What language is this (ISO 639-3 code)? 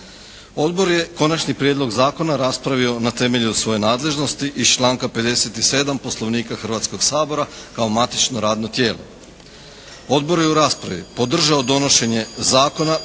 hrv